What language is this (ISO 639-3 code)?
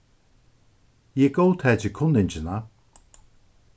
fao